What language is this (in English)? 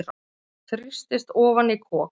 Icelandic